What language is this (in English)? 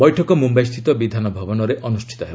Odia